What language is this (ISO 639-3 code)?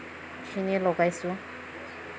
asm